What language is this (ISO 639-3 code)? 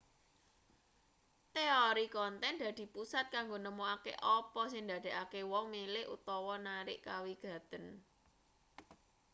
jav